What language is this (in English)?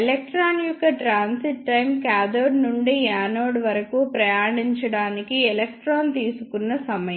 Telugu